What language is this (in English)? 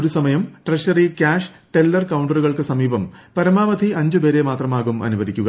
Malayalam